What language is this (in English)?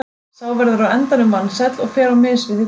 Icelandic